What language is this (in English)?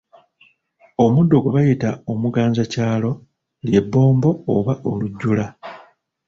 Ganda